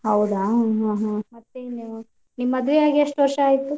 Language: Kannada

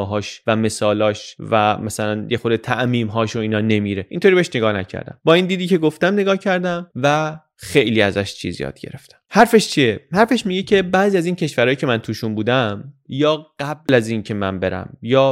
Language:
Persian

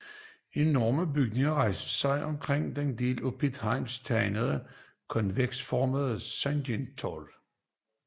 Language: Danish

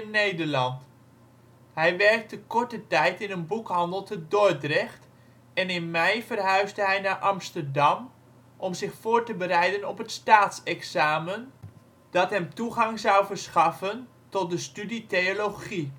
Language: Dutch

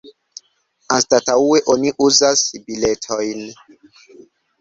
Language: Esperanto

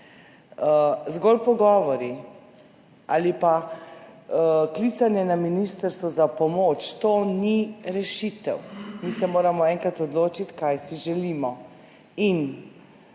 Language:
Slovenian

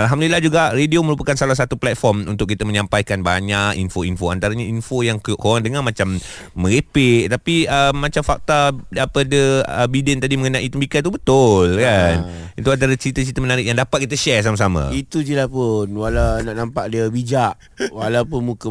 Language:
Malay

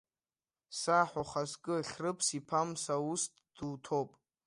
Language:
Abkhazian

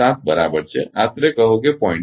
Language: Gujarati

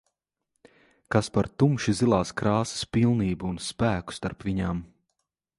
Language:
Latvian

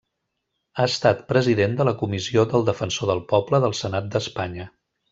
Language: Catalan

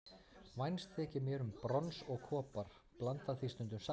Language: Icelandic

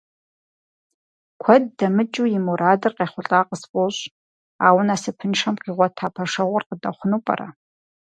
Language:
Kabardian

